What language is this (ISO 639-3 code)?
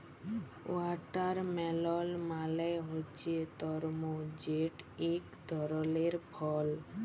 ben